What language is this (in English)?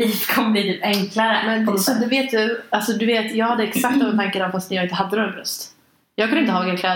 Swedish